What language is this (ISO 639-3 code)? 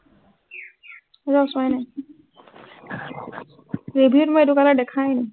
asm